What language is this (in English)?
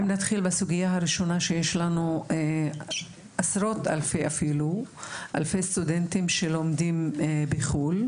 Hebrew